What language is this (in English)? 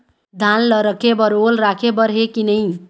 Chhattisgarhi